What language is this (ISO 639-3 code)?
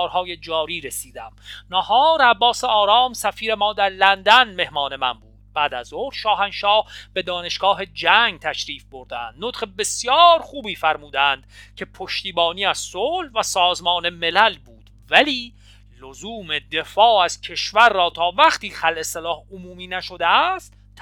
fas